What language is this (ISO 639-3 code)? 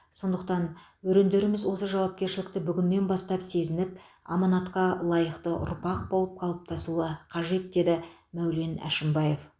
kaz